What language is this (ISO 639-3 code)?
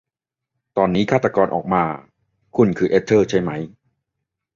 tha